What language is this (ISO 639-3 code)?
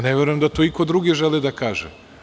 srp